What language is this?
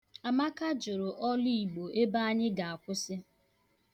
Igbo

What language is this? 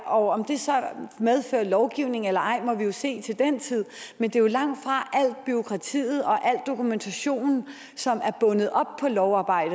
Danish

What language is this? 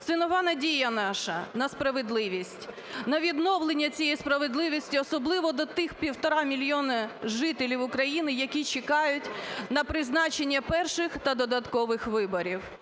Ukrainian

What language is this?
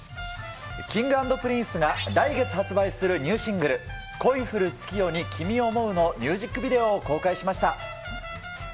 Japanese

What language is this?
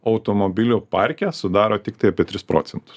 Lithuanian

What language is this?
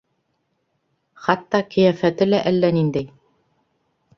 Bashkir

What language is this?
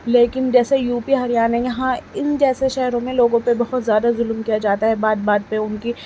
Urdu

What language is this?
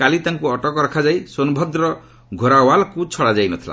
Odia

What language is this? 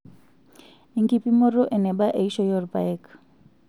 Masai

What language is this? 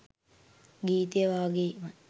Sinhala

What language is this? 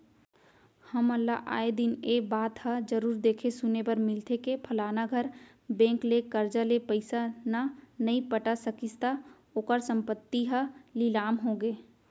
Chhattisgarhi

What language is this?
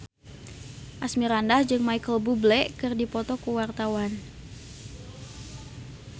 Sundanese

